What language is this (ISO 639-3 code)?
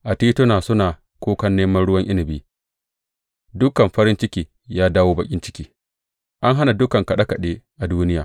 hau